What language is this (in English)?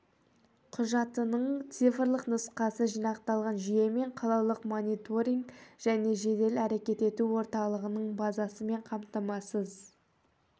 Kazakh